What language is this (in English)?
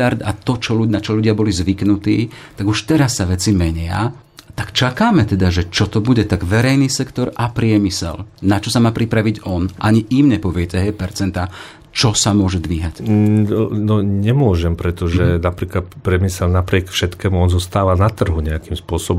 Slovak